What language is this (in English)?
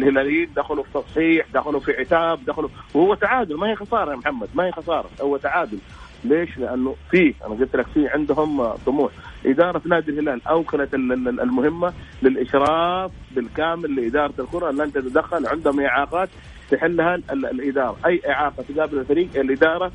Arabic